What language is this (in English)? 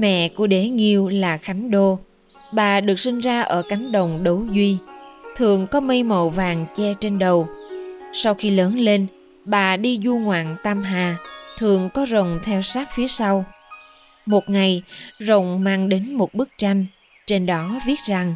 Vietnamese